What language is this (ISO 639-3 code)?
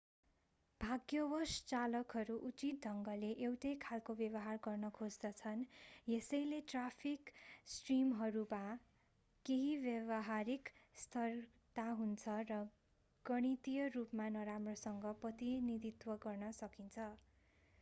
nep